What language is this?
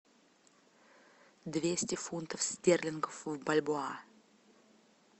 Russian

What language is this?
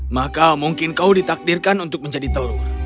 Indonesian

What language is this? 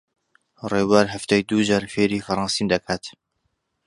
Central Kurdish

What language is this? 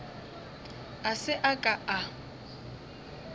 Northern Sotho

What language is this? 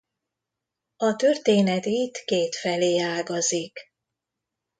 Hungarian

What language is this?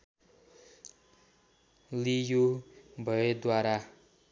Nepali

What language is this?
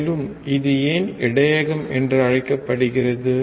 Tamil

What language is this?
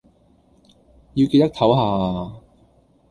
Cantonese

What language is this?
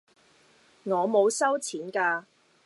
Cantonese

